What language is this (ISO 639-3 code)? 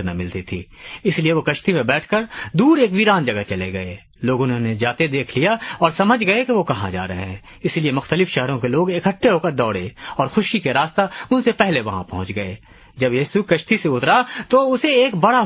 urd